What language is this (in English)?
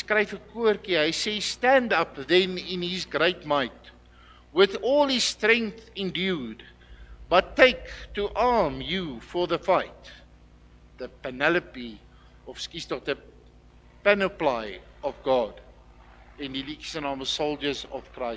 Dutch